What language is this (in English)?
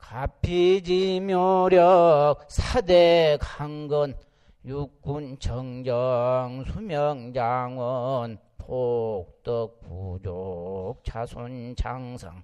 Korean